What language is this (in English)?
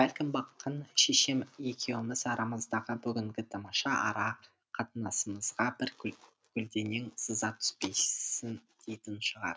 Kazakh